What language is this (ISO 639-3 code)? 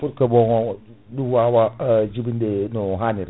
ful